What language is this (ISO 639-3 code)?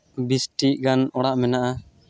sat